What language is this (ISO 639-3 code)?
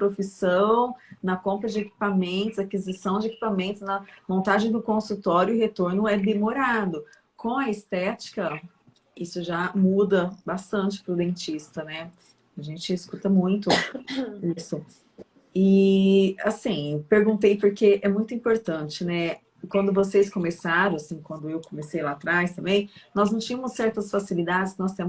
por